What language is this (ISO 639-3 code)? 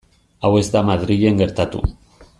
eus